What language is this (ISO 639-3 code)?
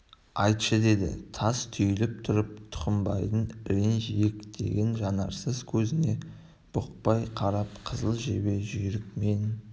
kaz